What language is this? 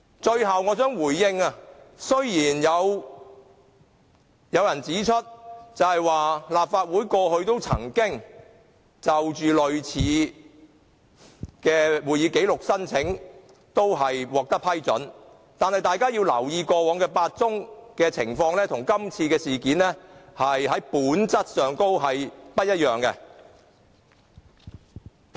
Cantonese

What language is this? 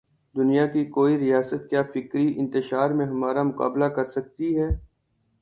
Urdu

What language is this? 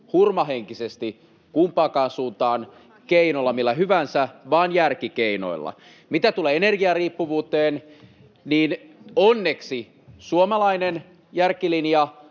Finnish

